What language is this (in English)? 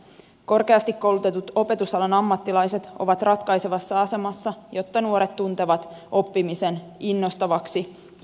Finnish